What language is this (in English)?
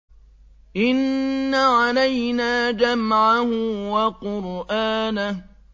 Arabic